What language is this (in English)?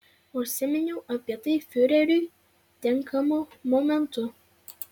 Lithuanian